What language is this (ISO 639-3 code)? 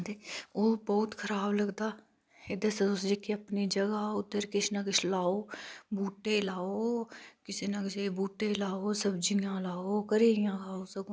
doi